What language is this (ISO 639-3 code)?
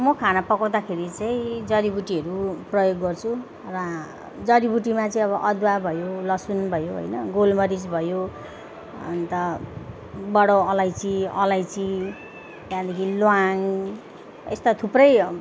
nep